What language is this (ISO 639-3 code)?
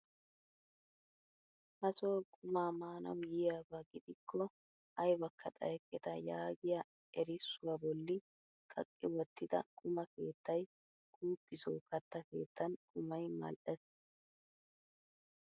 wal